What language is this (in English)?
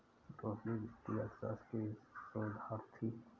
Hindi